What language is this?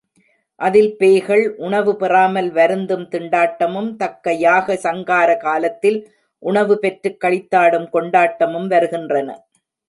Tamil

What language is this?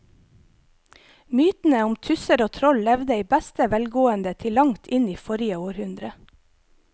Norwegian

